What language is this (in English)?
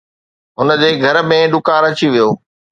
Sindhi